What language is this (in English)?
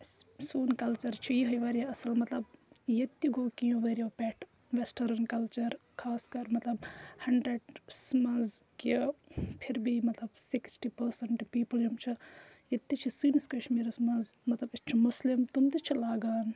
Kashmiri